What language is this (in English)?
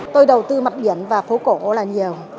Vietnamese